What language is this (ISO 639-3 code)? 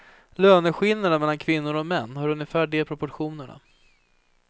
swe